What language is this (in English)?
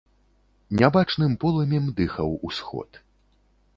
Belarusian